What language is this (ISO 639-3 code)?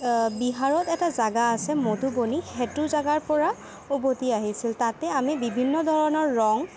asm